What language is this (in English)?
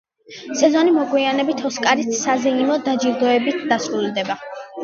Georgian